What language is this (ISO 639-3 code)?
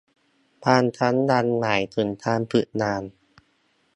tha